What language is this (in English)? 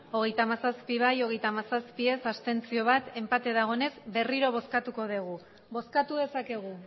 Basque